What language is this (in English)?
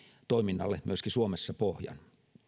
Finnish